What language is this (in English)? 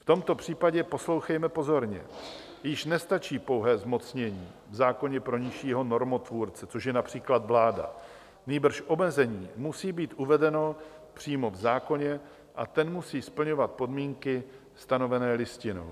Czech